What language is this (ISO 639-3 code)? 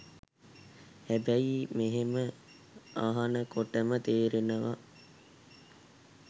sin